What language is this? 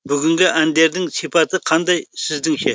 Kazakh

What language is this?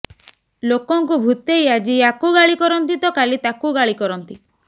Odia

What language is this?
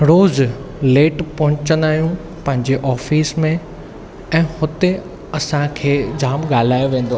Sindhi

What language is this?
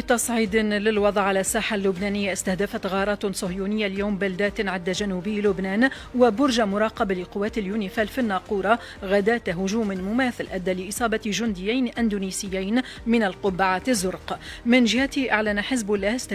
Arabic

